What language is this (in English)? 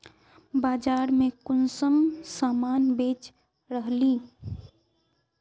Magahi